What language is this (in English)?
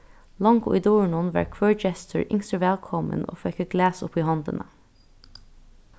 Faroese